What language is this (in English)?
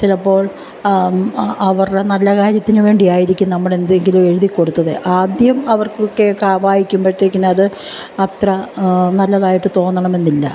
Malayalam